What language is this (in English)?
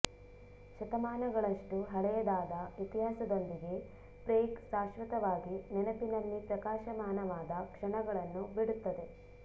Kannada